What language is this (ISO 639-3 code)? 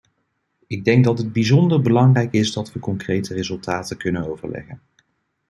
nld